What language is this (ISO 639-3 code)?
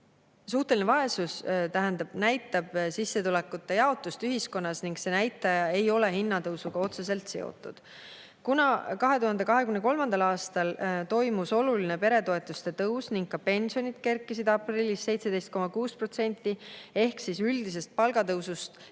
est